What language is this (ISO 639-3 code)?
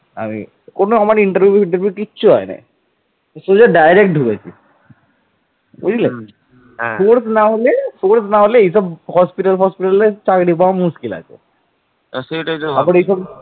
ben